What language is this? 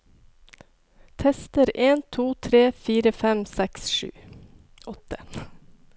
Norwegian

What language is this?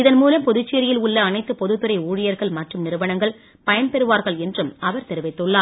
Tamil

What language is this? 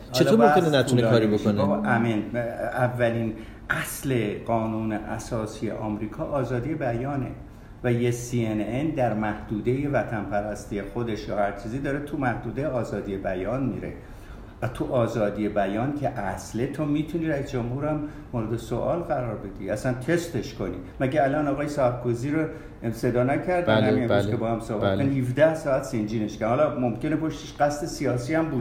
Persian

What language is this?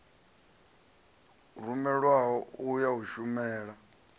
Venda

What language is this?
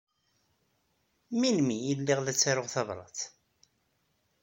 Kabyle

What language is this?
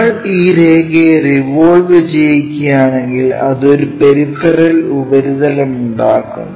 Malayalam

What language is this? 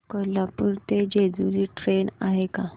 Marathi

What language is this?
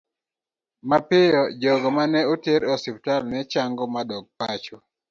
Luo (Kenya and Tanzania)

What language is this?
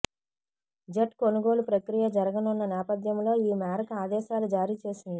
Telugu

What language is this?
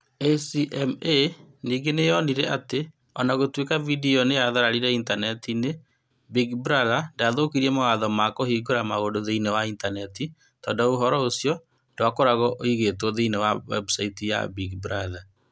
Kikuyu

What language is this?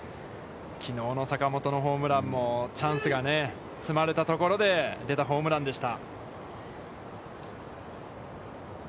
Japanese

